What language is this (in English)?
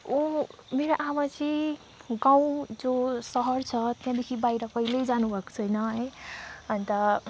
Nepali